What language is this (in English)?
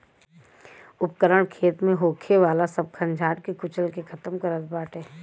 Bhojpuri